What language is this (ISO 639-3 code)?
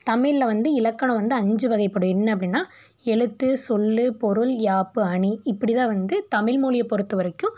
tam